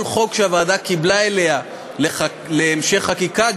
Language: Hebrew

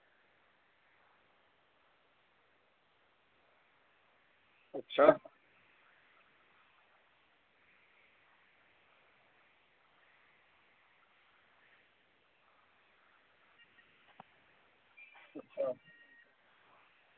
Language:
Dogri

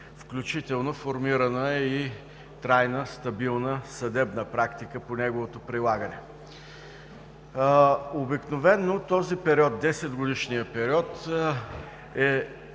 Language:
Bulgarian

